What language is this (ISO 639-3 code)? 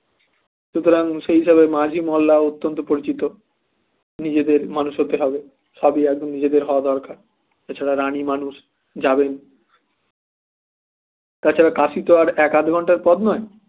ben